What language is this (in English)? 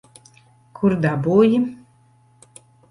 Latvian